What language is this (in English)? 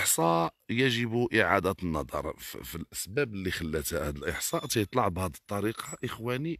Arabic